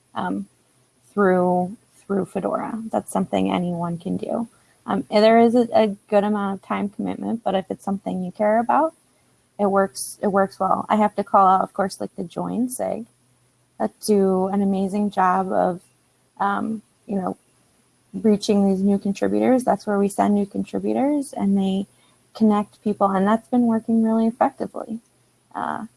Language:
English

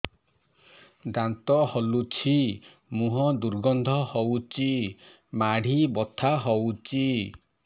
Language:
Odia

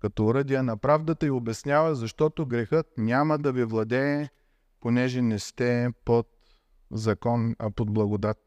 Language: Bulgarian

